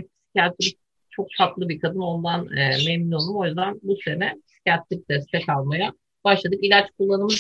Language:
Turkish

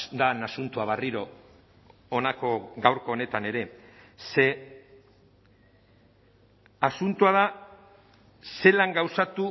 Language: Basque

